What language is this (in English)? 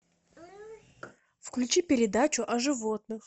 Russian